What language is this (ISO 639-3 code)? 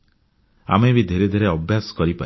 ori